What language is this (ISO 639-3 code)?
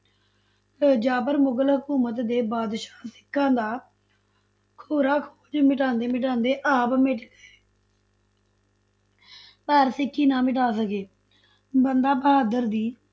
pan